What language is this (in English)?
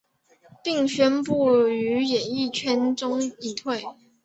Chinese